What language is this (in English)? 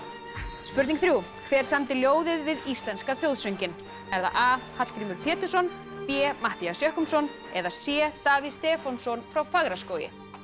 Icelandic